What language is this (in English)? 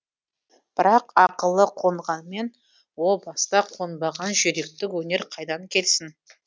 Kazakh